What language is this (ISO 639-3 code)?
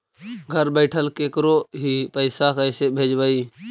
mag